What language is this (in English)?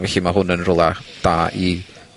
Welsh